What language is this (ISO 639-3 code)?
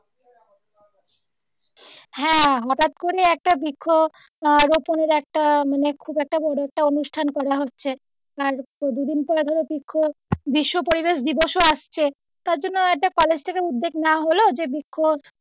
ben